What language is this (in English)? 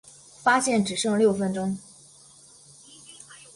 Chinese